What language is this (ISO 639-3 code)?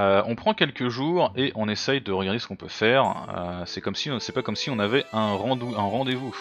fra